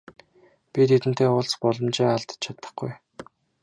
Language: Mongolian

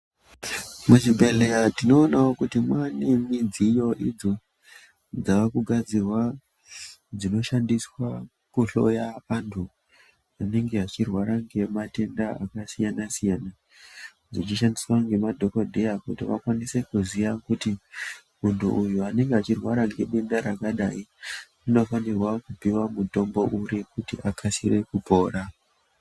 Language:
Ndau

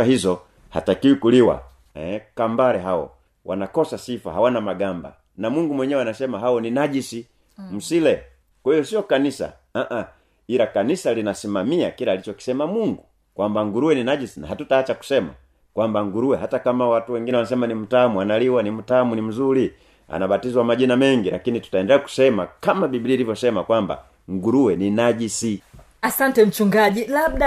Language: Swahili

